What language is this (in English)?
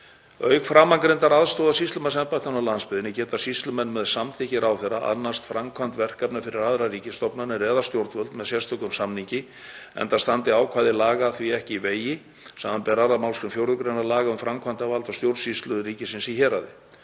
Icelandic